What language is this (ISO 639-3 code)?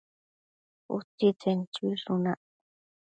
mcf